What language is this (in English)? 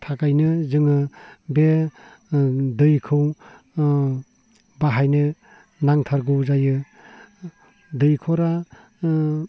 Bodo